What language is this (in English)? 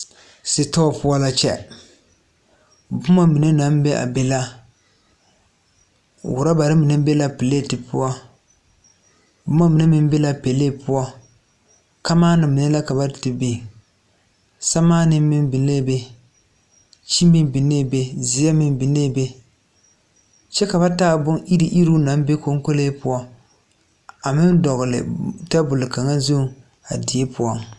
Southern Dagaare